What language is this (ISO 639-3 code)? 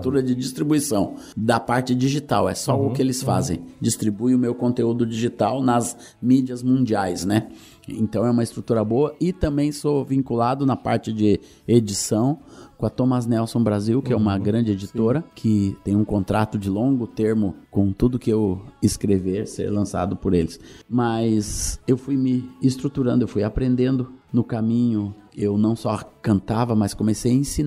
por